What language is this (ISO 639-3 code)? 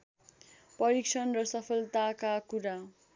nep